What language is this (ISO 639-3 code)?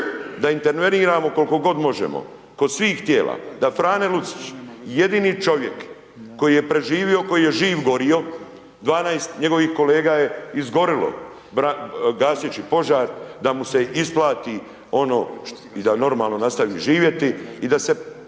hrv